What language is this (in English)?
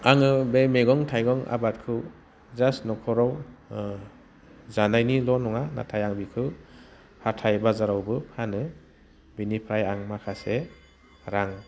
Bodo